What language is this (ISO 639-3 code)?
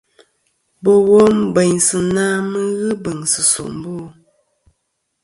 bkm